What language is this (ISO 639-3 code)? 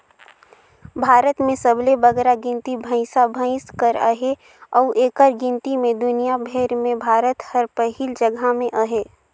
hne